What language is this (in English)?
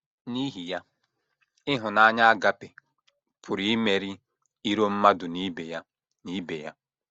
Igbo